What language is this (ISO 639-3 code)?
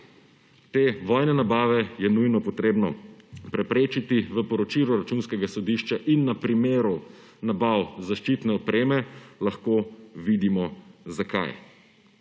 slv